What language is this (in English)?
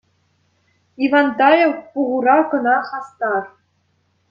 Chuvash